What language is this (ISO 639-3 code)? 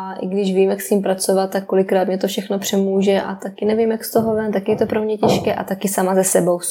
ces